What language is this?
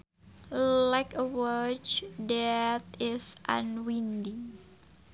Sundanese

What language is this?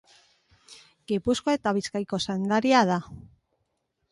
Basque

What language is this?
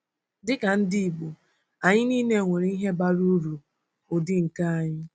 Igbo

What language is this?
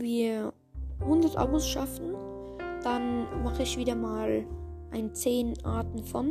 German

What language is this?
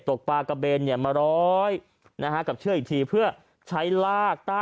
Thai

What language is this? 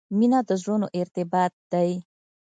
Pashto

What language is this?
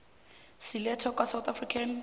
South Ndebele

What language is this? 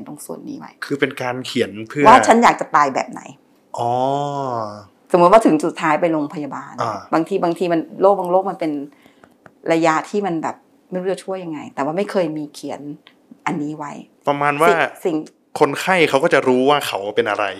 Thai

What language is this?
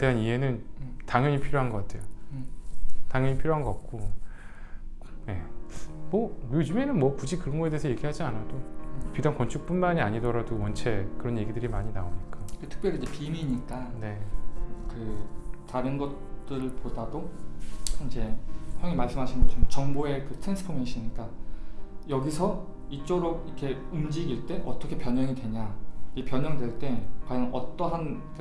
Korean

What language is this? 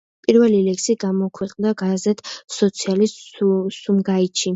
Georgian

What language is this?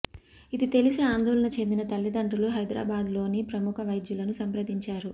Telugu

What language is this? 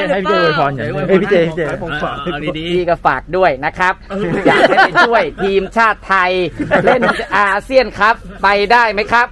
Thai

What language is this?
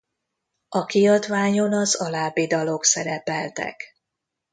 Hungarian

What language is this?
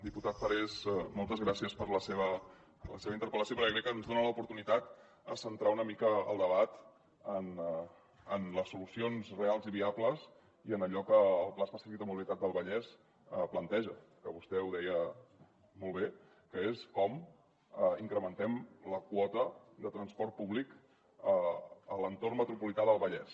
Catalan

